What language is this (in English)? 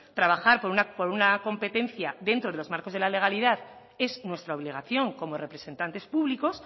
Spanish